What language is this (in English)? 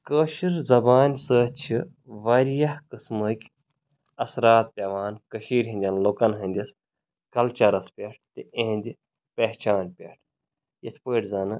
Kashmiri